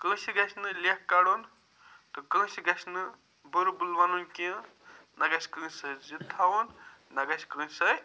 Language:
Kashmiri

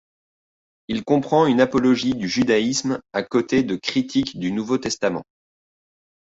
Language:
French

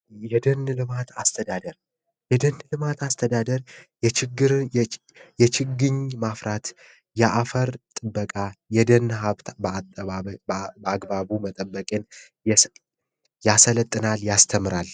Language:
Amharic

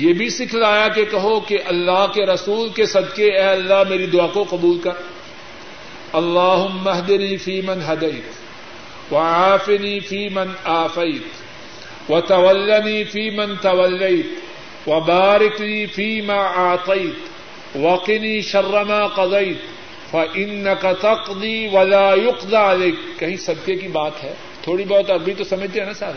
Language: Urdu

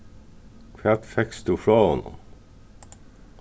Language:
Faroese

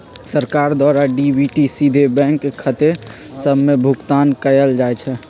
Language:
Magahi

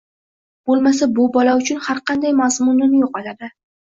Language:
Uzbek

